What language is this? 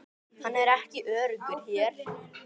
Icelandic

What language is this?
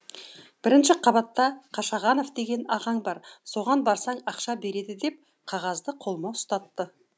Kazakh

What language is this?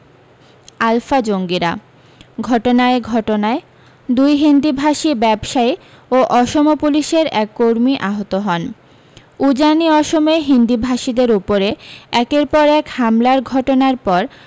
Bangla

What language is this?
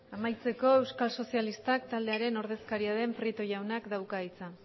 Basque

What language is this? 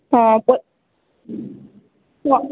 Odia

